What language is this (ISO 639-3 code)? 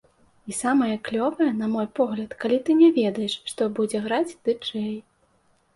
bel